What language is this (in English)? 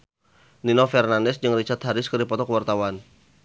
Sundanese